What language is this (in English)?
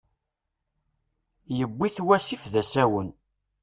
Kabyle